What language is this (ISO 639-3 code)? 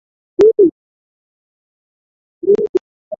swa